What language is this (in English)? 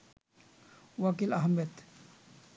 Bangla